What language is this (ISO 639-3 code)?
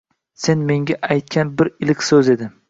uzb